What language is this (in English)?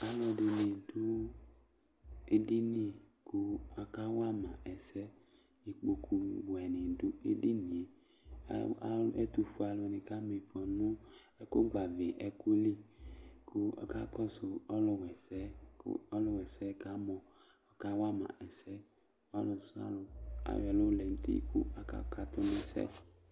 Ikposo